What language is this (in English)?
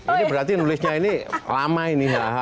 Indonesian